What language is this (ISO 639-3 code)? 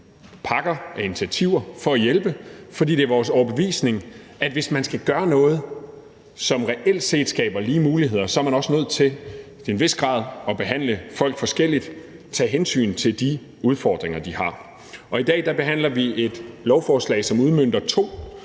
dan